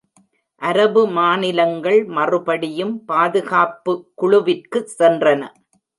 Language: Tamil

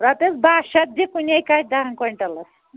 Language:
Kashmiri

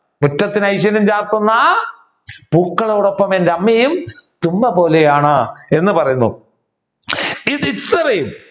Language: Malayalam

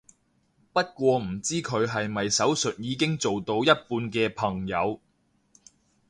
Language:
Cantonese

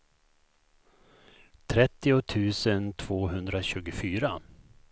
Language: Swedish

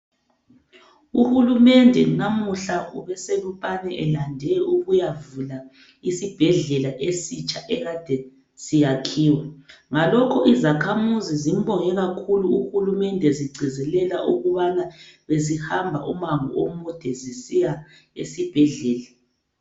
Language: North Ndebele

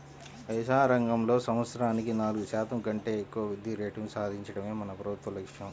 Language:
Telugu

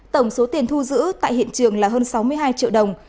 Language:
Vietnamese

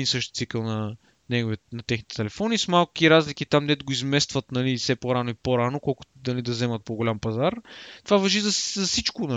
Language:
Bulgarian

